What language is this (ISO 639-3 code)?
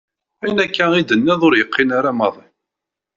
kab